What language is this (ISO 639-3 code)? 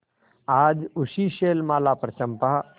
hin